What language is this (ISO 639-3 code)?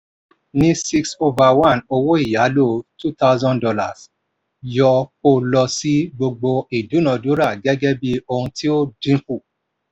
yor